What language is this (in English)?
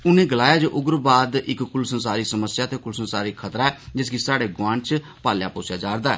Dogri